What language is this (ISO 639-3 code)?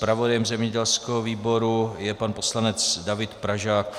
ces